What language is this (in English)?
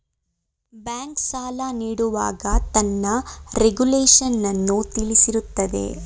Kannada